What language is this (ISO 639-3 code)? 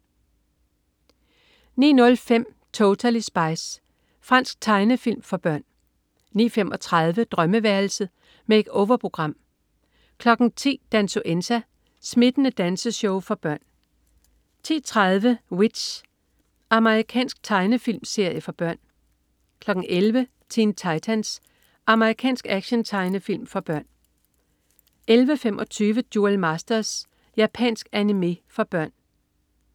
dan